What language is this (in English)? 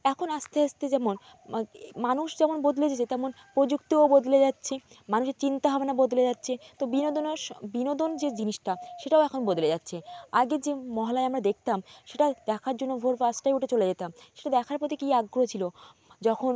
Bangla